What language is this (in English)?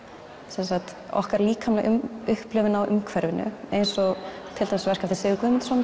Icelandic